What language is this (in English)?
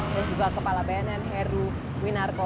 Indonesian